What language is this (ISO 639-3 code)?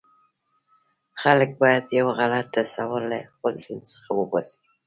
pus